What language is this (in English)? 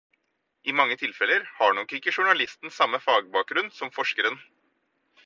Norwegian Bokmål